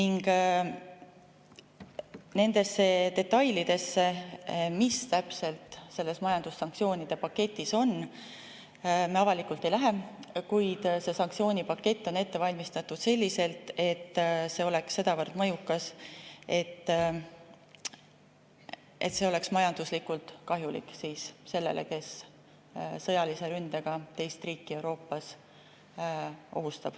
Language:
Estonian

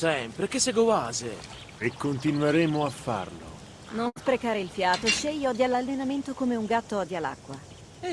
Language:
Italian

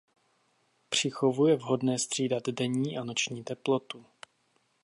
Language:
Czech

